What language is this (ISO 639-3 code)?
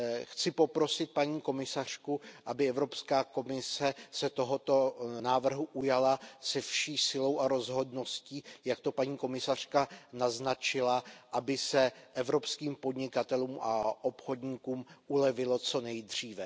ces